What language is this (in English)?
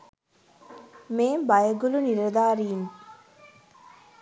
Sinhala